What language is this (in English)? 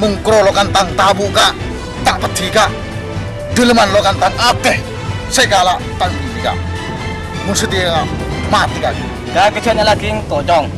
Indonesian